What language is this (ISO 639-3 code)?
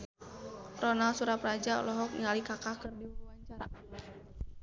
sun